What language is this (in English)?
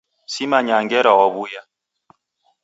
Taita